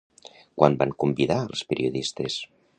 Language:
Catalan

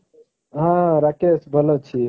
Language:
Odia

